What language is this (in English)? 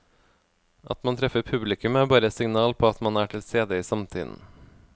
Norwegian